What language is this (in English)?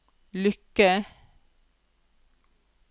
Norwegian